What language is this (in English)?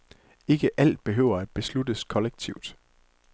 Danish